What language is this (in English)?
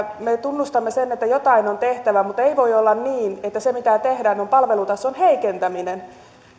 Finnish